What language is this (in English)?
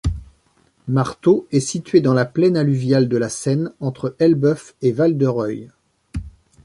French